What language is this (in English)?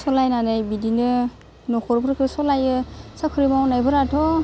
Bodo